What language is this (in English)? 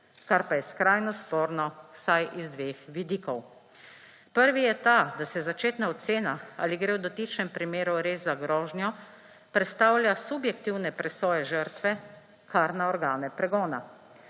Slovenian